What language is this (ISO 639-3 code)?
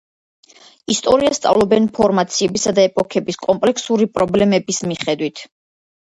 kat